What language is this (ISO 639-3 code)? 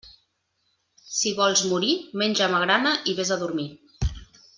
cat